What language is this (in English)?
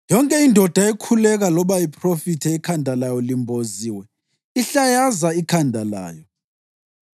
North Ndebele